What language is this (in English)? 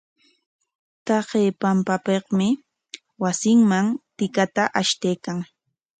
Corongo Ancash Quechua